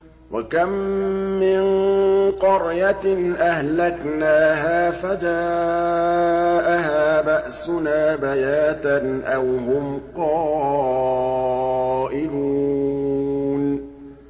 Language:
Arabic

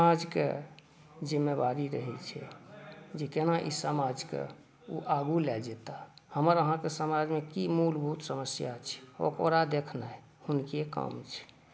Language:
Maithili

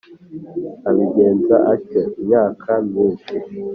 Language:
Kinyarwanda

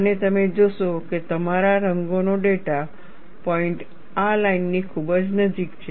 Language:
Gujarati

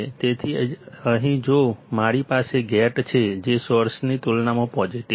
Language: Gujarati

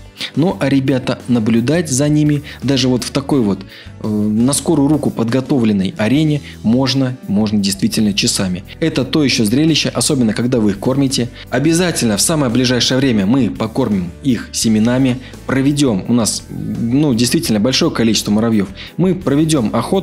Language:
Russian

